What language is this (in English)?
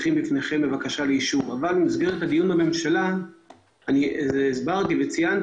Hebrew